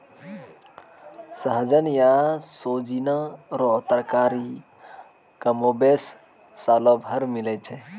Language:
Maithili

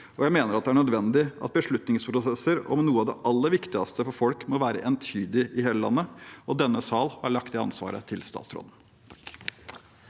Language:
Norwegian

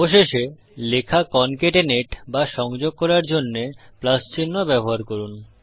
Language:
Bangla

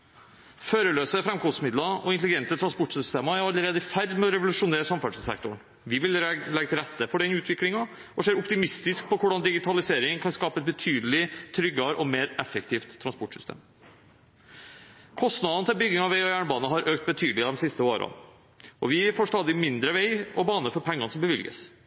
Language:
Norwegian Bokmål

